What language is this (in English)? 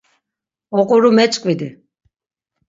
Laz